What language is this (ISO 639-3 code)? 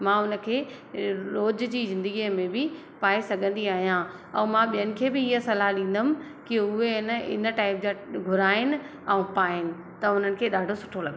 snd